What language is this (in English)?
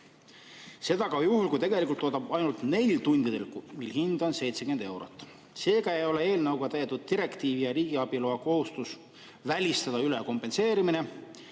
Estonian